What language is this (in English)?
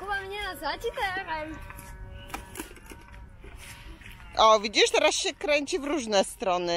Polish